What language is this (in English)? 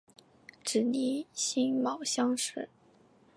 Chinese